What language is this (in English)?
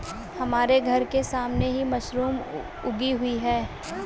Hindi